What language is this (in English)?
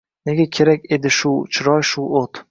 Uzbek